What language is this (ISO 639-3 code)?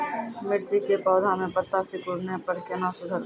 mai